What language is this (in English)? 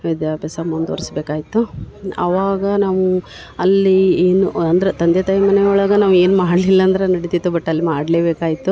Kannada